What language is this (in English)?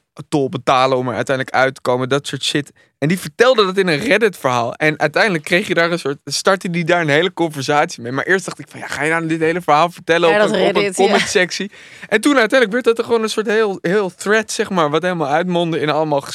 Dutch